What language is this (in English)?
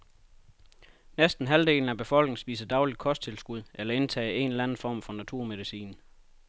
Danish